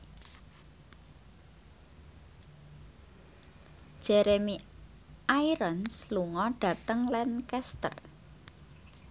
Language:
Javanese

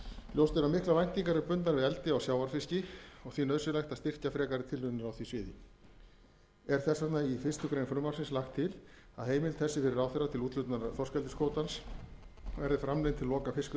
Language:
Icelandic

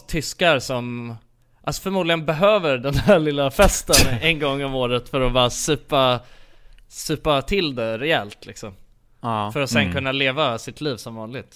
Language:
Swedish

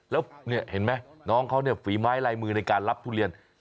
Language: Thai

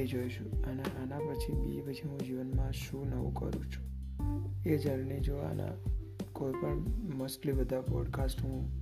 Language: Gujarati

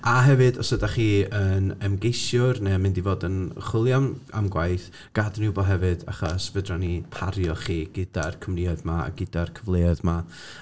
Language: Welsh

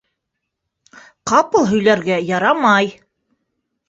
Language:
Bashkir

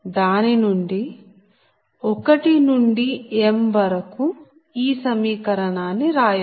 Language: Telugu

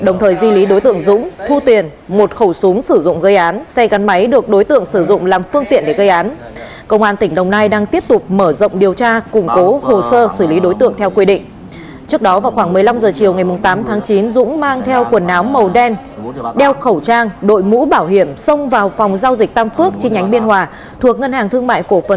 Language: Vietnamese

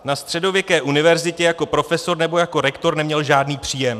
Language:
Czech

